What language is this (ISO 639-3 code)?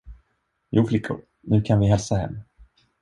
swe